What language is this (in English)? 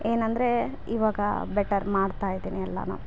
Kannada